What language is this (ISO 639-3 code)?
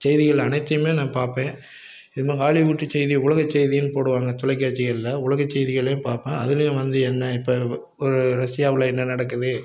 tam